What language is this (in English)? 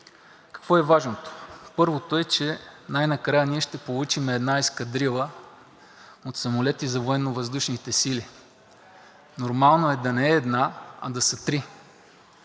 Bulgarian